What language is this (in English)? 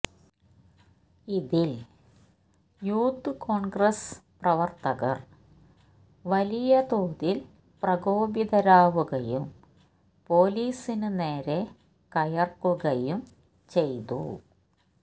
Malayalam